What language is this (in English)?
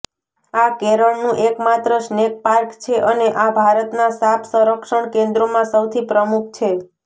Gujarati